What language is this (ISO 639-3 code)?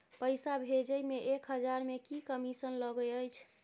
mai